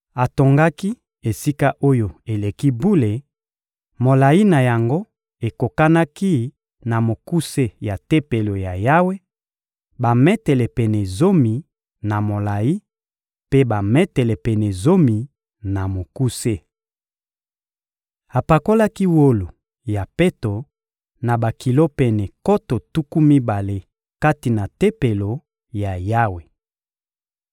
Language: Lingala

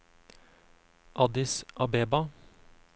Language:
Norwegian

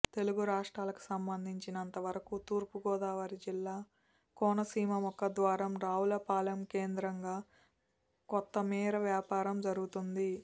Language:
Telugu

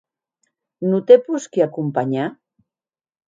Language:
Occitan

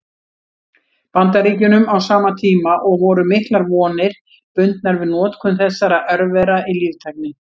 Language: Icelandic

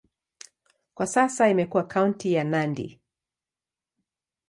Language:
Swahili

